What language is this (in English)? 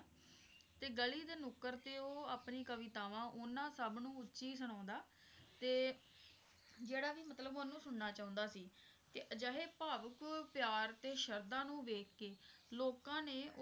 Punjabi